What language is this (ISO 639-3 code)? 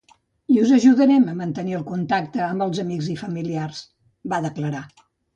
cat